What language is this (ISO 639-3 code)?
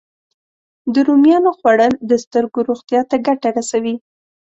pus